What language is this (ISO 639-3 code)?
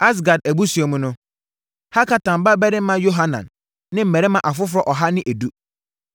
aka